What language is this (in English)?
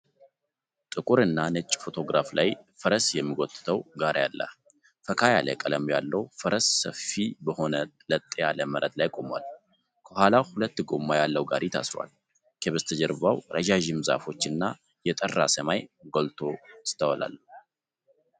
Amharic